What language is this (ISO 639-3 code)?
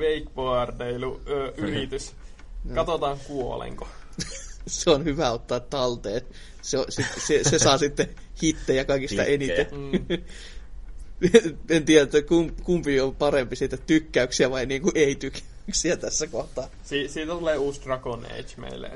fin